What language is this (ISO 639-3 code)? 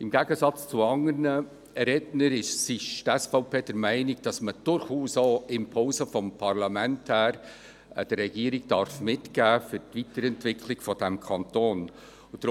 gsw